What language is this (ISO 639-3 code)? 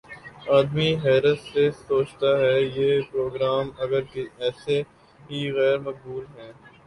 urd